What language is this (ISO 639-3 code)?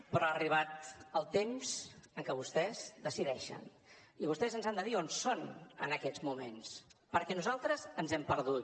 cat